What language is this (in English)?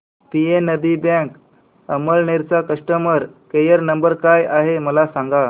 Marathi